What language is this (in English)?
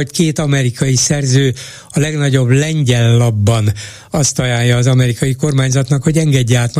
Hungarian